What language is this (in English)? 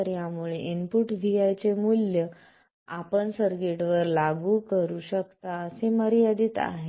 Marathi